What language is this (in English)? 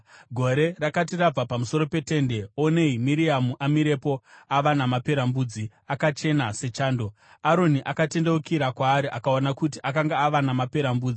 Shona